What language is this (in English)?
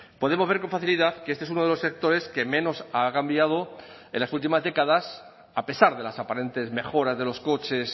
Spanish